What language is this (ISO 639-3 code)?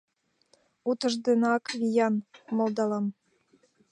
chm